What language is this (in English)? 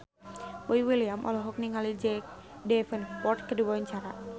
Sundanese